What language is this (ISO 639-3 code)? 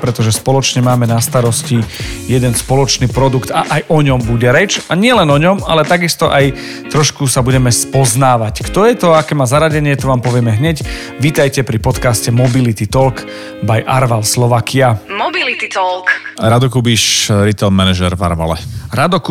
slk